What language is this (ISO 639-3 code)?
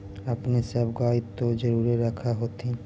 mag